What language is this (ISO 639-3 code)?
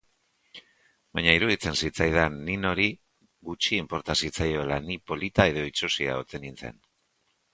eus